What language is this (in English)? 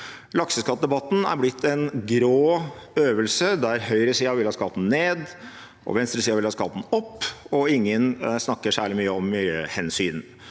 Norwegian